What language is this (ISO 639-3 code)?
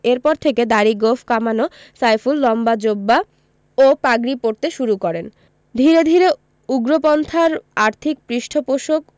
ben